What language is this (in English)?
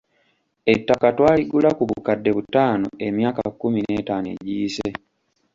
Ganda